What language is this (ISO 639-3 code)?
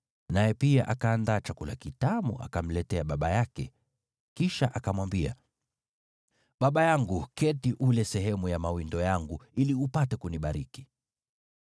swa